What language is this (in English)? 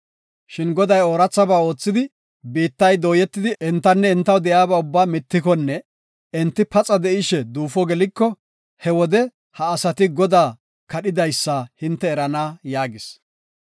Gofa